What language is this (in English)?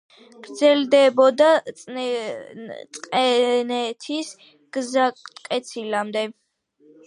Georgian